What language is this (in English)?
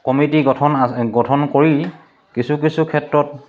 Assamese